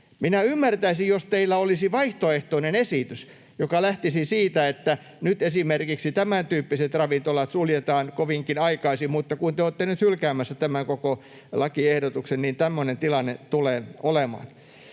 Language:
Finnish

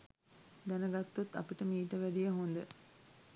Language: Sinhala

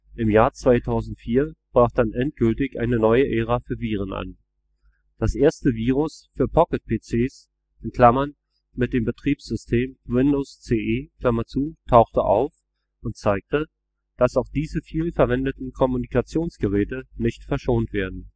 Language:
German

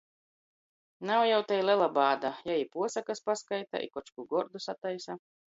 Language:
Latgalian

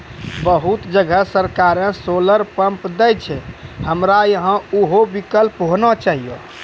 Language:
Maithili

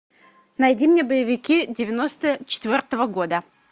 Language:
Russian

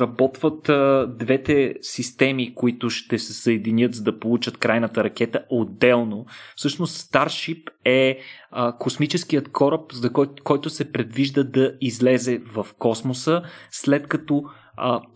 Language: Bulgarian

